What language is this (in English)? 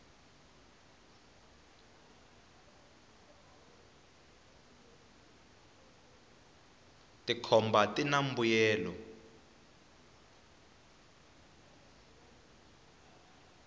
Tsonga